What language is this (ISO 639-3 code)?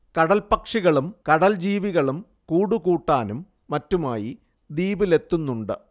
mal